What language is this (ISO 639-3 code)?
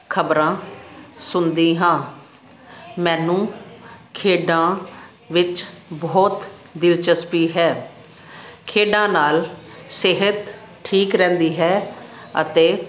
pan